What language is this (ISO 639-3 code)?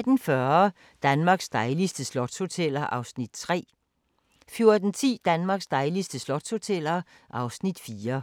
dan